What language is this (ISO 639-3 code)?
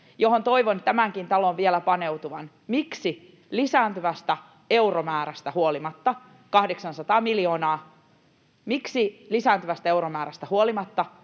fin